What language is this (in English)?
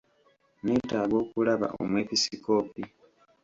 Ganda